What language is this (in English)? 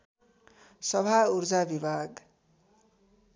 Nepali